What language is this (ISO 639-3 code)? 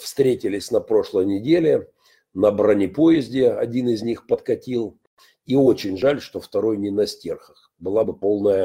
rus